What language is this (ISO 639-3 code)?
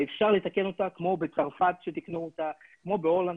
heb